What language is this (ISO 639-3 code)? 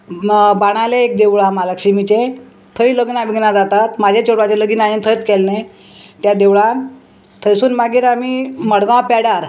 kok